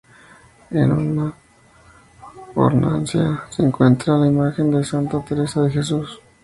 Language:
Spanish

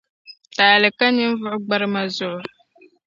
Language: Dagbani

